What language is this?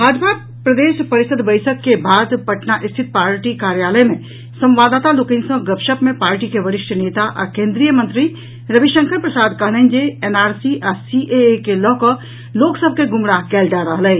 Maithili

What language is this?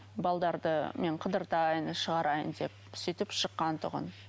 Kazakh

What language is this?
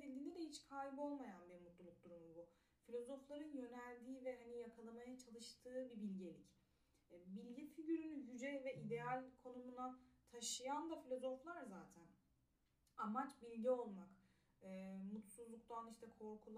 Turkish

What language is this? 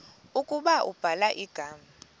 Xhosa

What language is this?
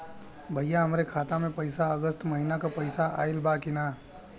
Bhojpuri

